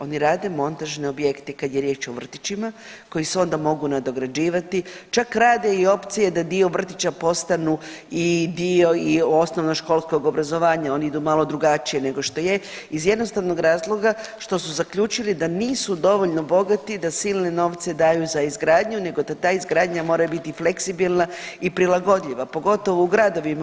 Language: Croatian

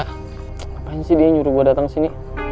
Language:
Indonesian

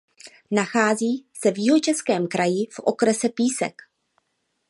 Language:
Czech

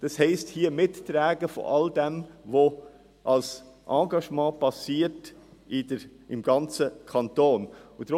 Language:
Swiss German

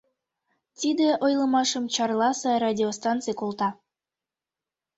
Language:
Mari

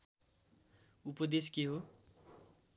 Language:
Nepali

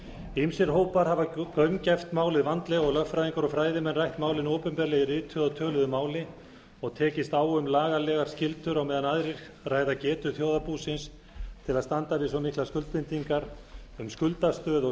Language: Icelandic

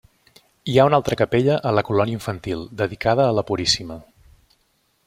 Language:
Catalan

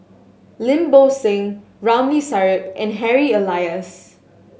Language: English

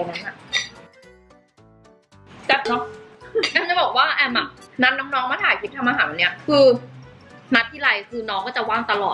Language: Thai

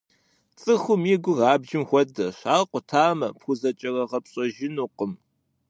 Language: Kabardian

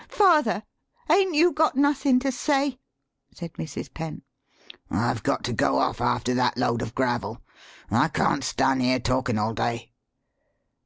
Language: English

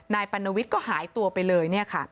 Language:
Thai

